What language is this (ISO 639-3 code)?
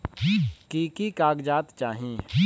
mag